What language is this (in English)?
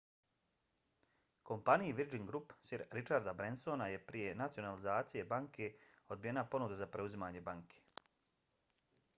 Bosnian